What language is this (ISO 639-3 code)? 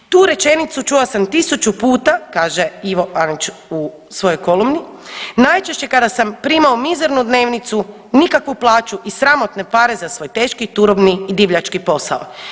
hrv